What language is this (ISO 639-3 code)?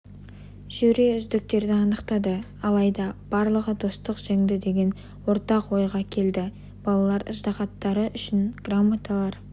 kaz